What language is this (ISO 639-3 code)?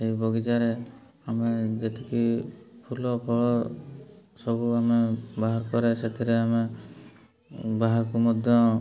ori